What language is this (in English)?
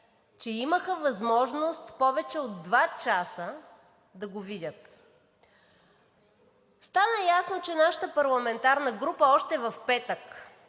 Bulgarian